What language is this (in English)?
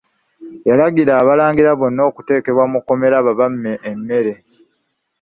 Ganda